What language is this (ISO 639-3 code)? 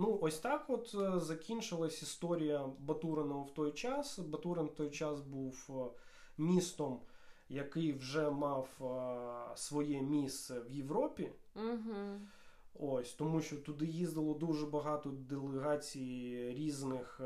ukr